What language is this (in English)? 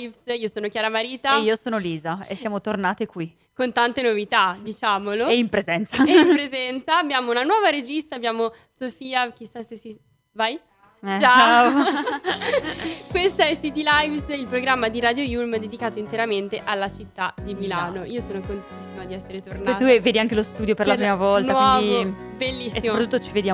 Italian